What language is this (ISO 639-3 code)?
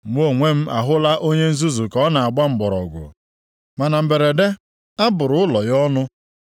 ibo